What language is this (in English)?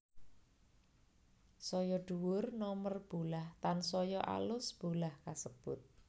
Javanese